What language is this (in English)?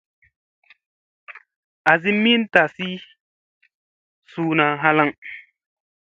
Musey